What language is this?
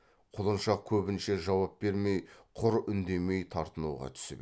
Kazakh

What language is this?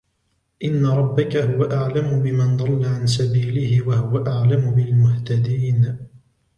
Arabic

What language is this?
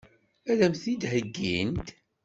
Kabyle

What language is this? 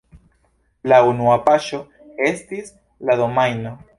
Esperanto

